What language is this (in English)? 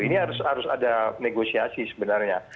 Indonesian